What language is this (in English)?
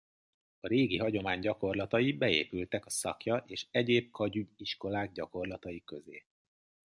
Hungarian